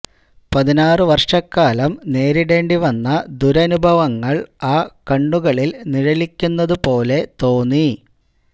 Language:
Malayalam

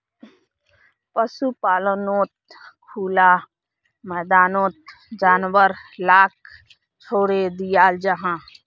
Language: Magahi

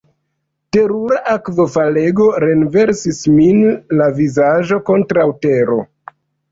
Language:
Esperanto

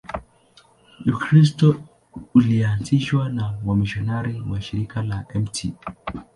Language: Swahili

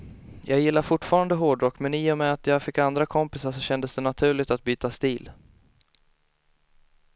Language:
Swedish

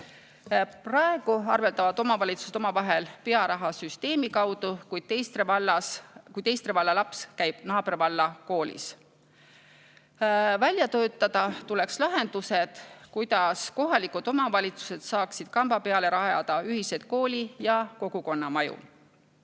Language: Estonian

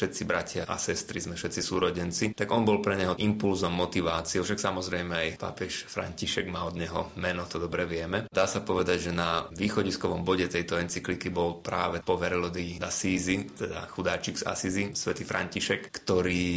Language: Slovak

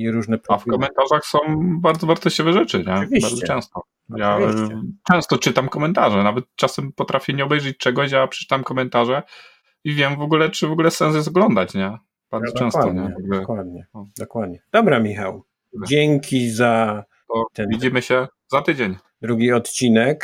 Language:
Polish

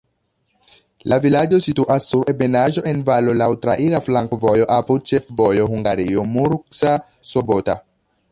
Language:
Esperanto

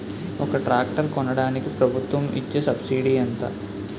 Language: Telugu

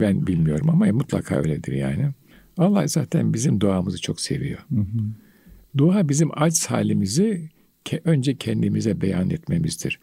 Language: Turkish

